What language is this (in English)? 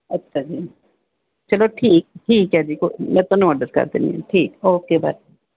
Punjabi